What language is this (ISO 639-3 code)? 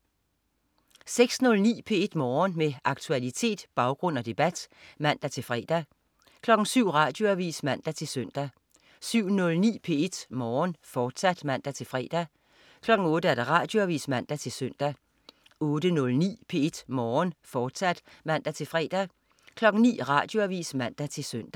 dan